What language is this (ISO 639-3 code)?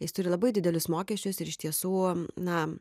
lit